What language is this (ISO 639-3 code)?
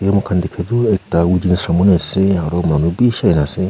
nag